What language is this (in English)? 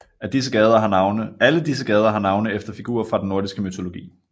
Danish